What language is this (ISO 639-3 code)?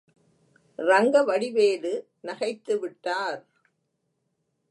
tam